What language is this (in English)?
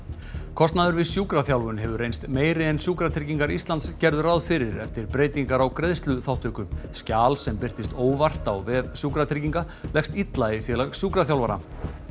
Icelandic